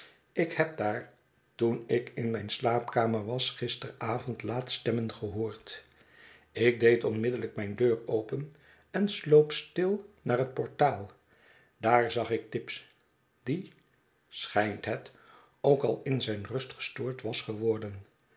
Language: Dutch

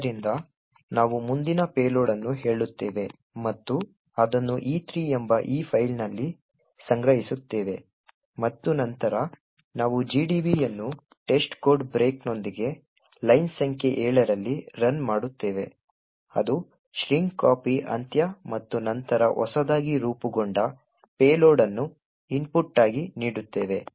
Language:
Kannada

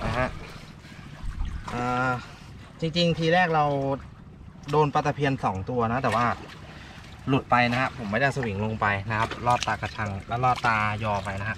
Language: Thai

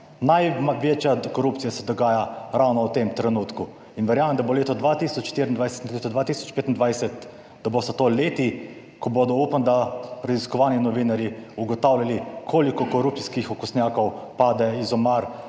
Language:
Slovenian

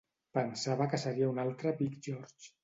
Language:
Catalan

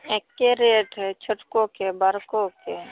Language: Maithili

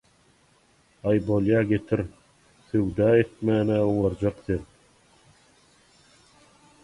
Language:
Turkmen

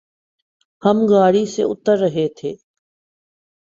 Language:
Urdu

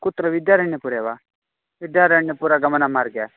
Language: Sanskrit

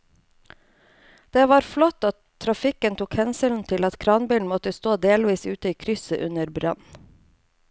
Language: Norwegian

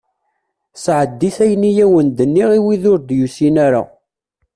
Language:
Kabyle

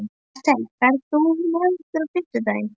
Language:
Icelandic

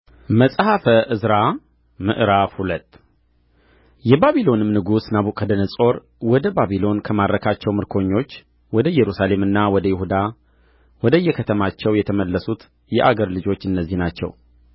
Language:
Amharic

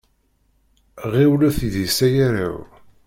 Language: Kabyle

